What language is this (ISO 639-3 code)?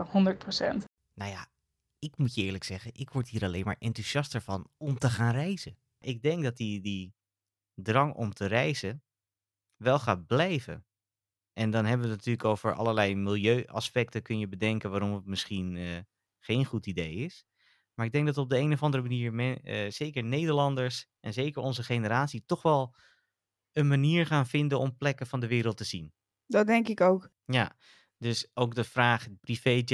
nld